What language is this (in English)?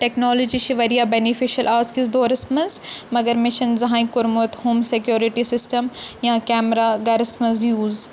Kashmiri